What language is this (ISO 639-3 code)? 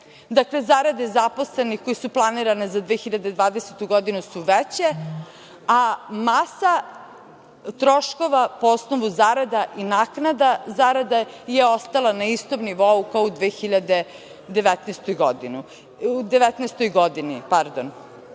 srp